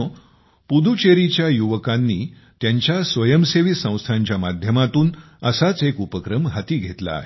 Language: Marathi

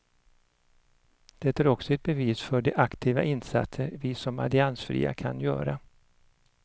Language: Swedish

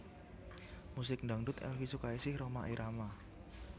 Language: Javanese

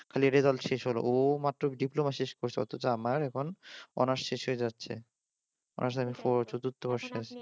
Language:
Bangla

